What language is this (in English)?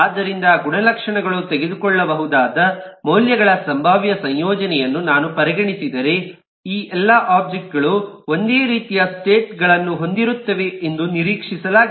Kannada